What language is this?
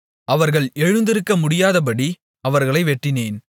Tamil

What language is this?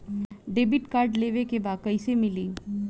Bhojpuri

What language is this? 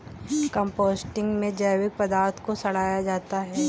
Hindi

